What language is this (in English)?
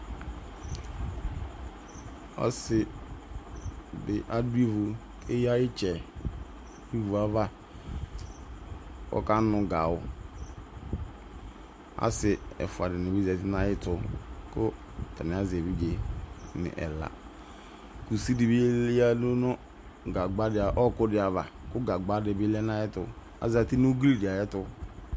Ikposo